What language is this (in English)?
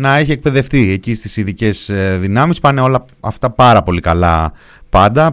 Greek